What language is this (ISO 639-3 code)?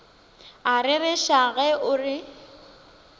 nso